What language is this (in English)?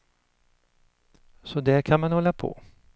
Swedish